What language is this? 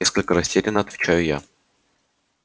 Russian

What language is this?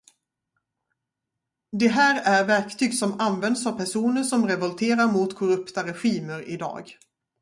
Swedish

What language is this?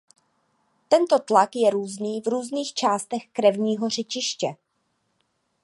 Czech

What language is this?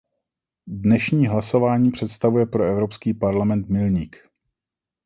Czech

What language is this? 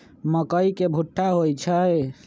Magahi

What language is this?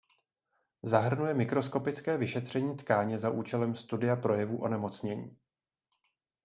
Czech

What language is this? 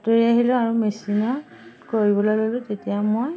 Assamese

